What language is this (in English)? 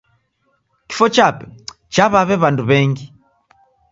Taita